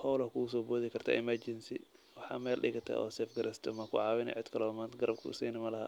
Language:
Somali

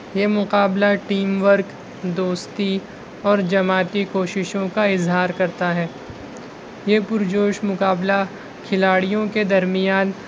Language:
Urdu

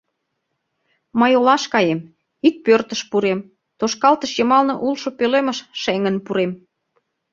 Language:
Mari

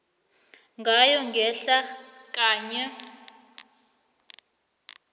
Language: South Ndebele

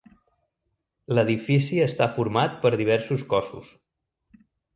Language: Catalan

